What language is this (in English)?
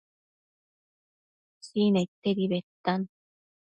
Matsés